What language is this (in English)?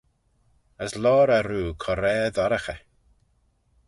Manx